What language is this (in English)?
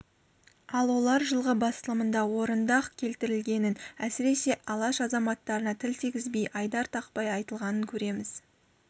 Kazakh